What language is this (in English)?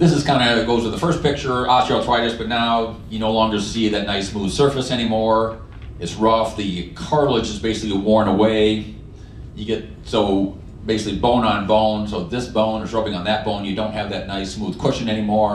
English